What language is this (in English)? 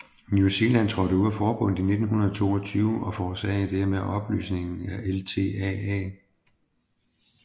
Danish